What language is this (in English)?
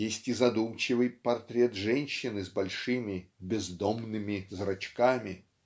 Russian